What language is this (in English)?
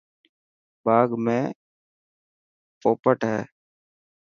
Dhatki